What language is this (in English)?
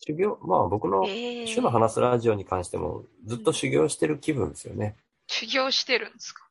Japanese